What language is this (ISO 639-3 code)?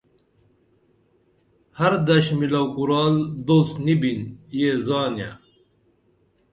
dml